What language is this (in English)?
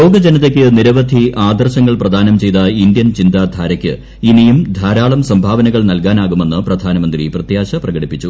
Malayalam